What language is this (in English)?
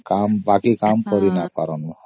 Odia